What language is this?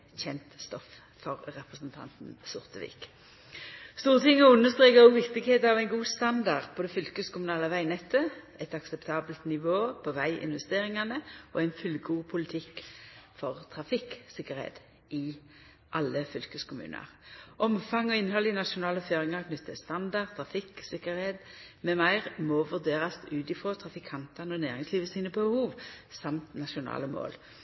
Norwegian Nynorsk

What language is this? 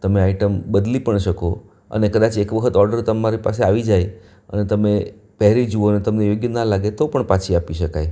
Gujarati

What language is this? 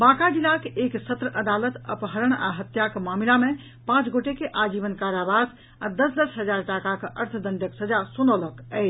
Maithili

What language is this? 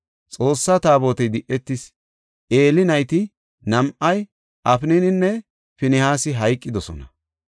Gofa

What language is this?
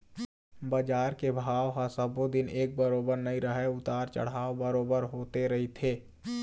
Chhattisgarhi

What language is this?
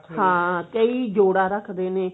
Punjabi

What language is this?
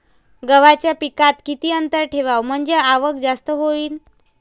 Marathi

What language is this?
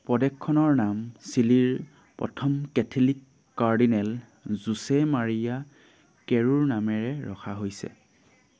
Assamese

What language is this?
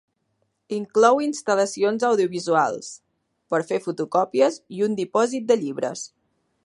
Catalan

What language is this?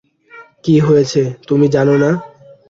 Bangla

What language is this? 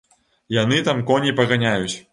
Belarusian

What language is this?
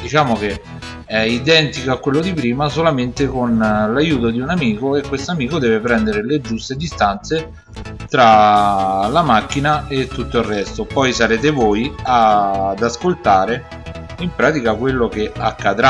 Italian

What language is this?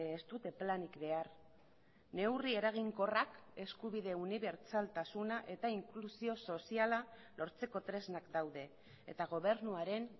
Basque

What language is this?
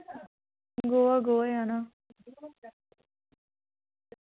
Dogri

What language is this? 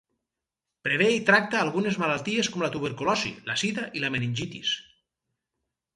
Catalan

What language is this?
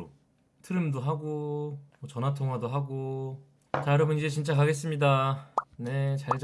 Korean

